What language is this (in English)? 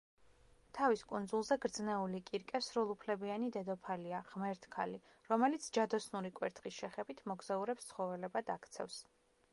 Georgian